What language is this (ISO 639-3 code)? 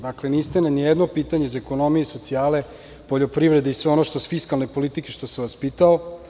srp